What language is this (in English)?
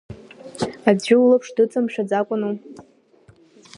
Abkhazian